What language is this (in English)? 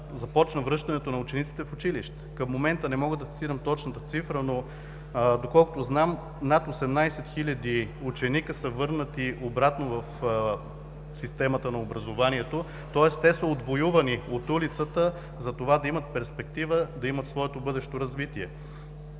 Bulgarian